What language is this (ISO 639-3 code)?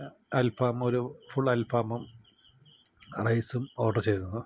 mal